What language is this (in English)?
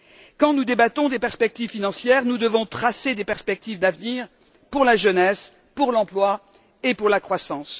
French